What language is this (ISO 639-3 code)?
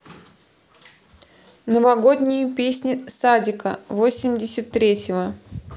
rus